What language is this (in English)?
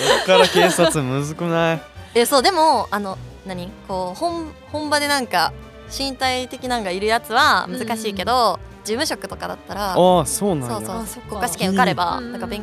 Japanese